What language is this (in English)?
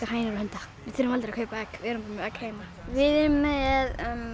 Icelandic